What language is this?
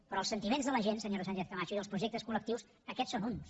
Catalan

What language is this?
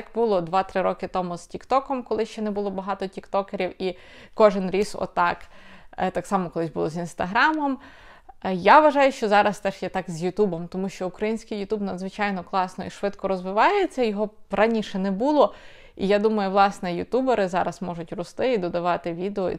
Ukrainian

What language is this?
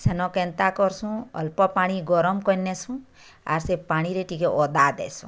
Odia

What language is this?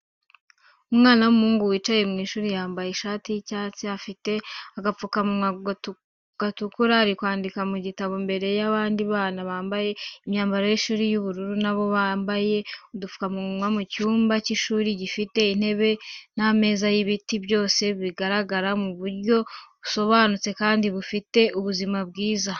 Kinyarwanda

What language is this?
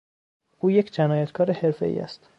Persian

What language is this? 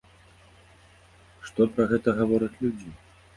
Belarusian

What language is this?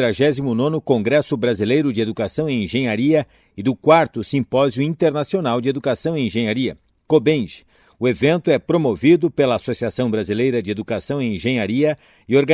Portuguese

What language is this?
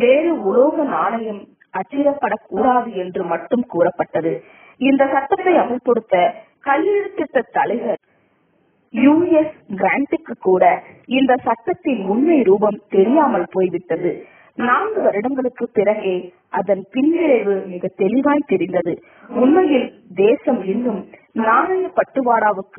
Arabic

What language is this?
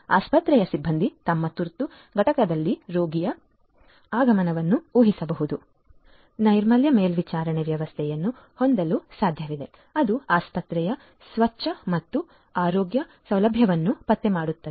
Kannada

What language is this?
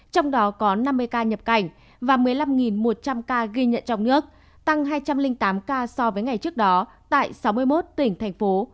Vietnamese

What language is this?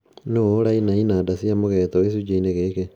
Kikuyu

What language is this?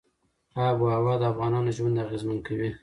Pashto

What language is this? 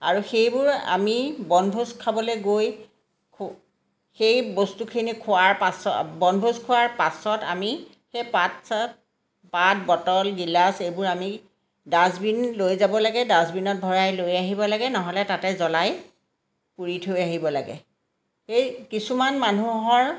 Assamese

